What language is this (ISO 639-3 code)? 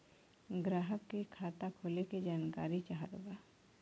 bho